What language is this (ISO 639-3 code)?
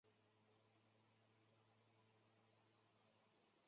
zho